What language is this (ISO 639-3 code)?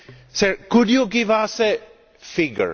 eng